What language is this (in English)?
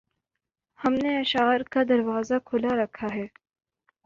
Urdu